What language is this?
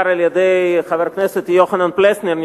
Hebrew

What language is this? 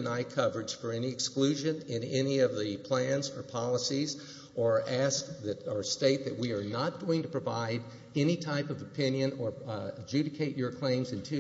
English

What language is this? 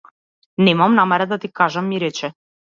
Macedonian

